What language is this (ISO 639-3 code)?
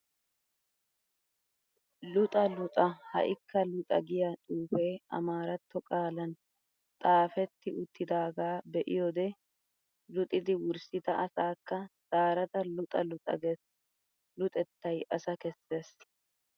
wal